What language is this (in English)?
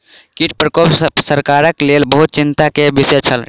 Maithili